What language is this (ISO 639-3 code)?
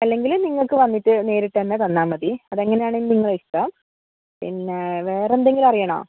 mal